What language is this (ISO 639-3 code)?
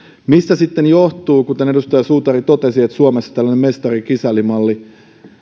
fin